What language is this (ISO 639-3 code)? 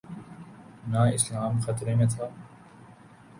urd